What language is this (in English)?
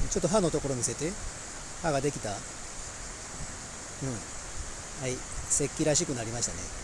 Japanese